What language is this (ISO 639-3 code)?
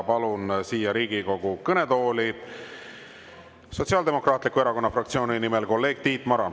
est